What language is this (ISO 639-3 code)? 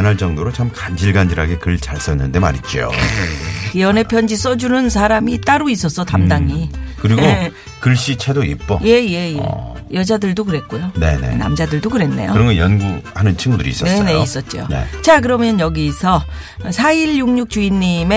kor